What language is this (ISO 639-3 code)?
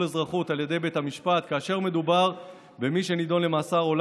heb